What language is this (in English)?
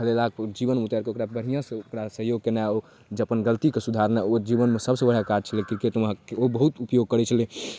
Maithili